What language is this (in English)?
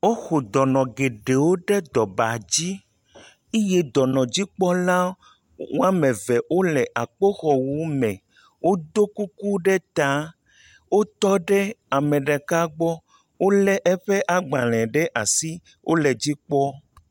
Ewe